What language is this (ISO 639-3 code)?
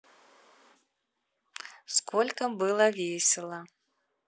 rus